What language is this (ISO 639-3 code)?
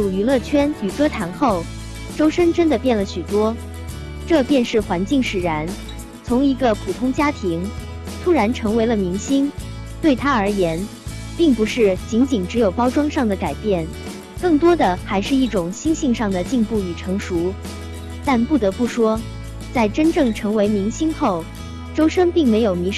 zho